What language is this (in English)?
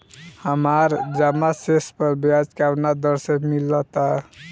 Bhojpuri